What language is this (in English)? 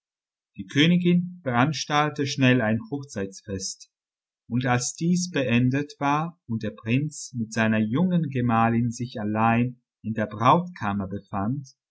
German